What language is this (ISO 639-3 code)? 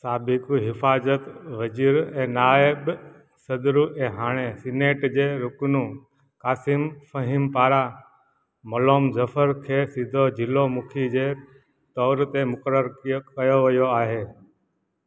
snd